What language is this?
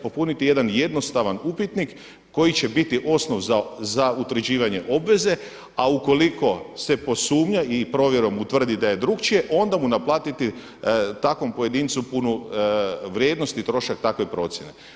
Croatian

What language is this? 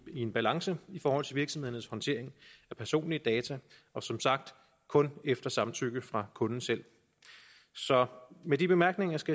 Danish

